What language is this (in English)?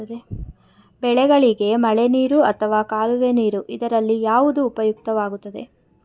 Kannada